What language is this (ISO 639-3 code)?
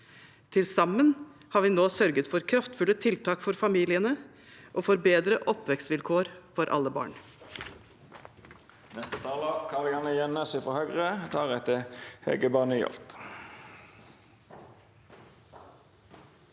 nor